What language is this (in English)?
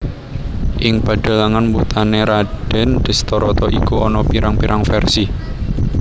Javanese